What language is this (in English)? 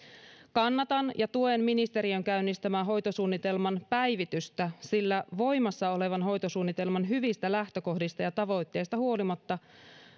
Finnish